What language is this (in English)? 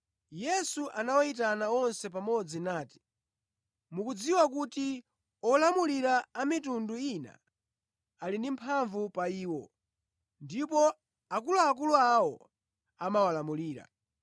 Nyanja